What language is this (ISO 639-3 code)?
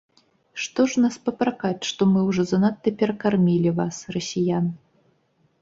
bel